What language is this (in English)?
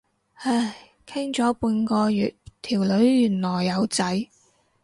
Cantonese